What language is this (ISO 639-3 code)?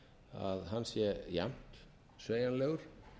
isl